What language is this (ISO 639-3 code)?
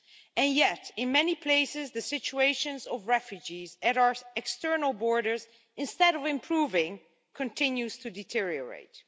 eng